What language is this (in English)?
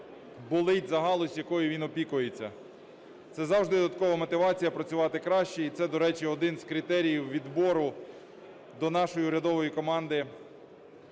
Ukrainian